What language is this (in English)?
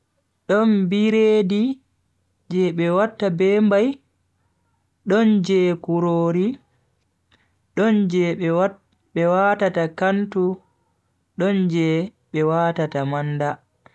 Bagirmi Fulfulde